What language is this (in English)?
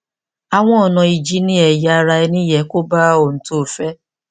Yoruba